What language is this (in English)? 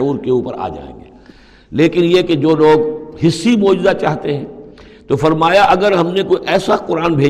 Urdu